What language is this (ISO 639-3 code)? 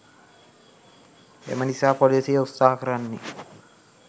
sin